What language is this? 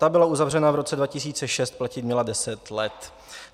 Czech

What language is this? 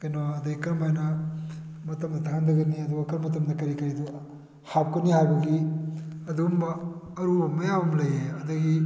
Manipuri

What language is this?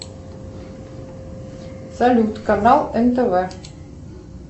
Russian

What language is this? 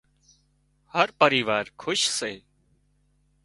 Wadiyara Koli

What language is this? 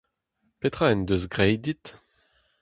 Breton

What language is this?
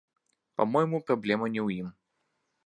Belarusian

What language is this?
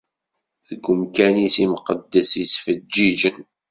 Kabyle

